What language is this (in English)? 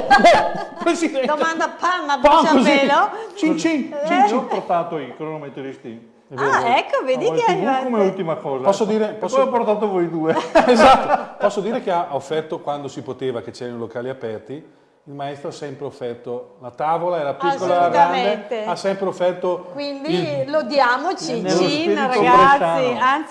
Italian